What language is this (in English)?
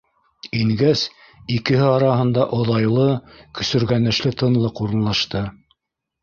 Bashkir